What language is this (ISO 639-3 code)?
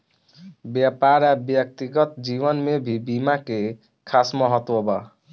bho